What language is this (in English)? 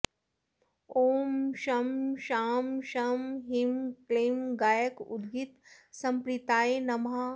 Sanskrit